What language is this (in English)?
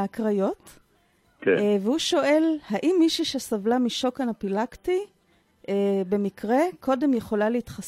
Hebrew